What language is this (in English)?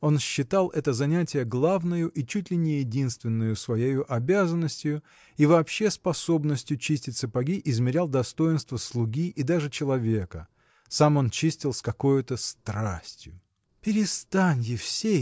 Russian